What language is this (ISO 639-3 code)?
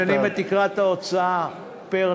heb